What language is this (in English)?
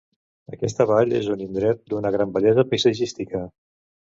Catalan